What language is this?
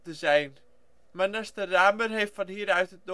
Dutch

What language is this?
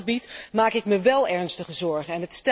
Dutch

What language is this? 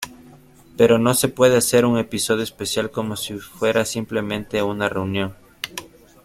Spanish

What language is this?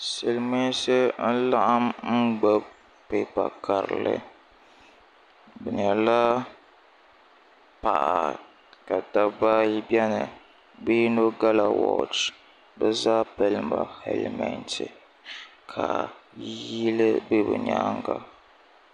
Dagbani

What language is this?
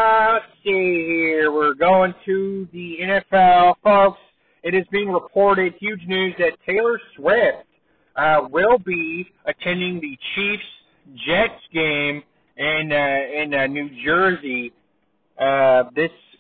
English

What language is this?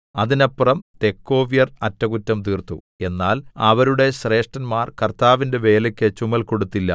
Malayalam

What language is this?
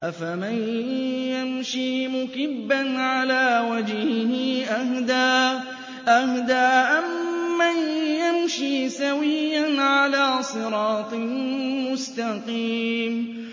Arabic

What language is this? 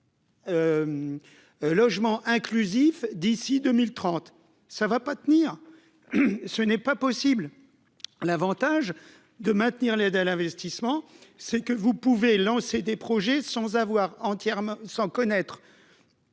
French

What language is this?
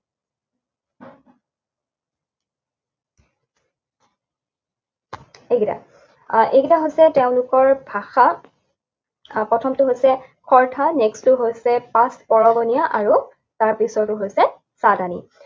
Assamese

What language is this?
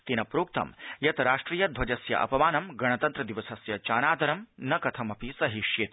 Sanskrit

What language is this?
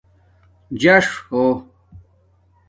Domaaki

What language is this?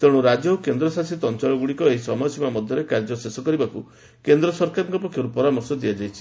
Odia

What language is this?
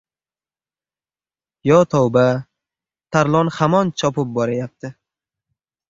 Uzbek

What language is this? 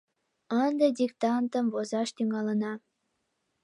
Mari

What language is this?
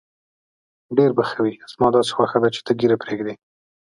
Pashto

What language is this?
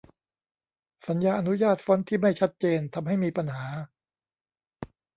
Thai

